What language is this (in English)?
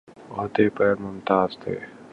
Urdu